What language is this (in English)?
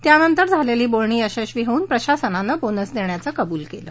Marathi